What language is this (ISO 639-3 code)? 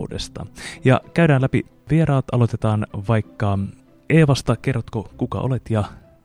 fin